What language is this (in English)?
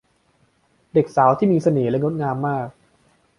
Thai